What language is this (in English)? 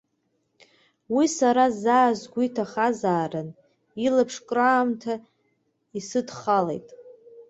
Abkhazian